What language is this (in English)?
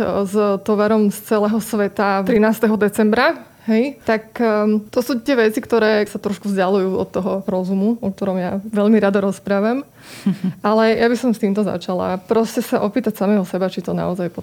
Slovak